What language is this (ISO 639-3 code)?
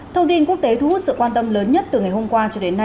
vie